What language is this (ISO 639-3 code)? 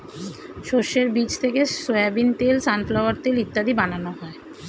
ben